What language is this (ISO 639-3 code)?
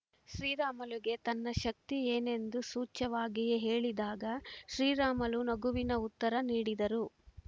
kan